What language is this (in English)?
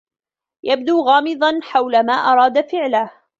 Arabic